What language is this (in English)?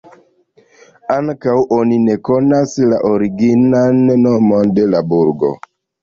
Esperanto